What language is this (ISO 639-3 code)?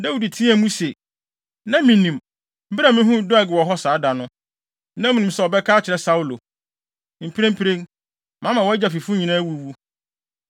aka